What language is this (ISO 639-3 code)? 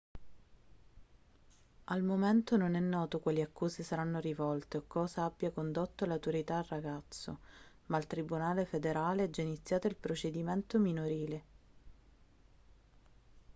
ita